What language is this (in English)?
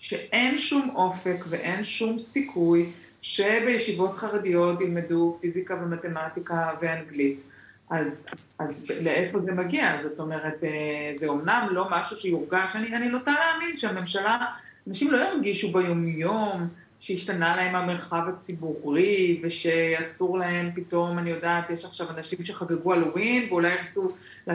Hebrew